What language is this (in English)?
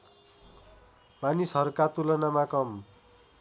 Nepali